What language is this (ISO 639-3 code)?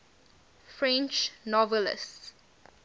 eng